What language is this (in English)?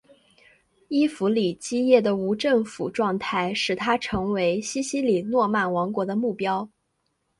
Chinese